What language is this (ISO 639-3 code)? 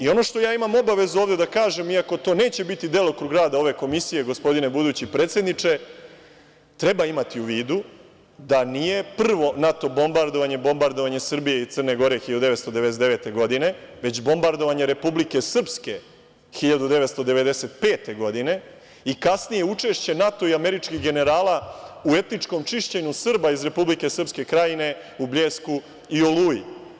srp